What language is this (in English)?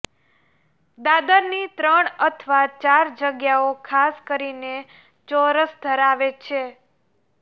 Gujarati